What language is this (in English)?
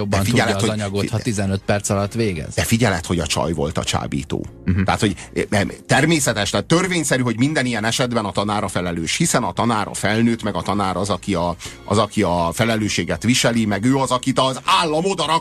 Hungarian